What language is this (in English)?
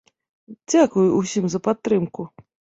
Belarusian